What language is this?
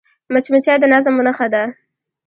Pashto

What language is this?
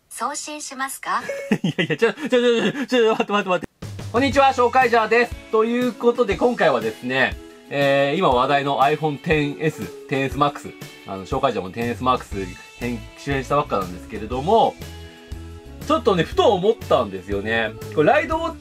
Japanese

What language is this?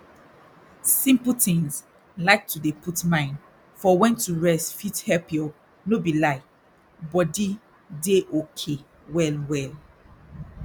Nigerian Pidgin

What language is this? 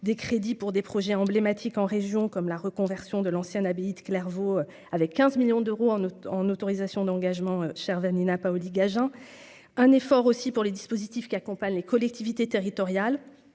French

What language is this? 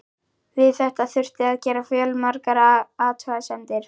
Icelandic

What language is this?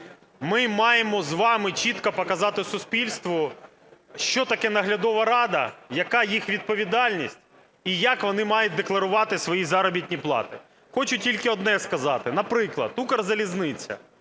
Ukrainian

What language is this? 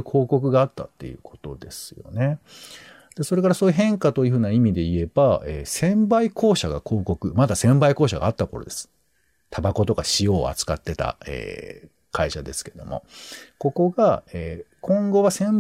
Japanese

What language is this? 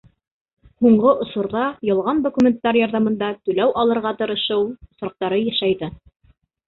Bashkir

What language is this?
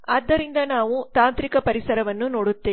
Kannada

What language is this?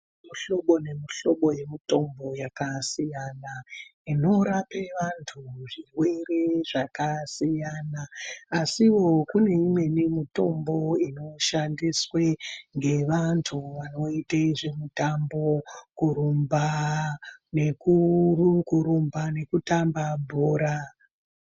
Ndau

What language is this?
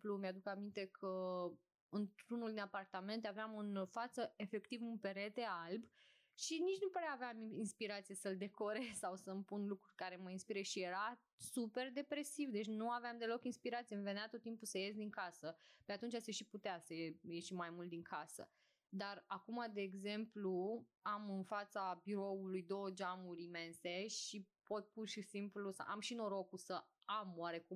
Romanian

